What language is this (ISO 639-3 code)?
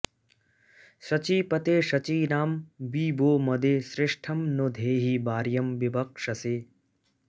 san